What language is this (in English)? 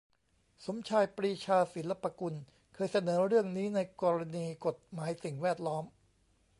Thai